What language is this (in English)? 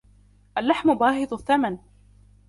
Arabic